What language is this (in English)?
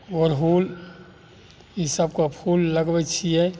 Maithili